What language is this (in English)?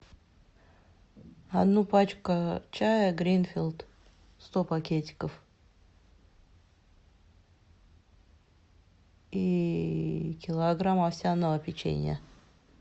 Russian